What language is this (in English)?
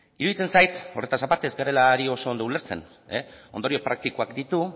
Basque